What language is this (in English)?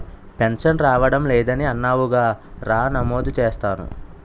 Telugu